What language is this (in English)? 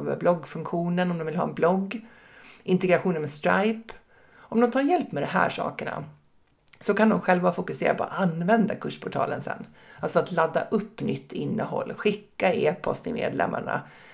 Swedish